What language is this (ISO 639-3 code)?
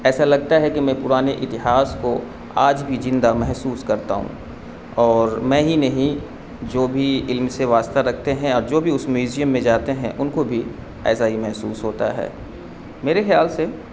urd